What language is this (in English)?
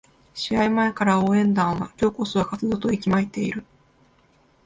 Japanese